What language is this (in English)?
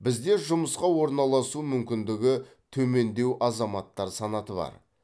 Kazakh